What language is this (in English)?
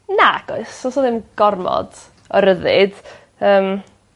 Welsh